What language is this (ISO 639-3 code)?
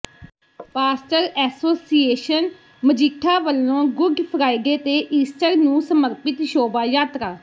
pan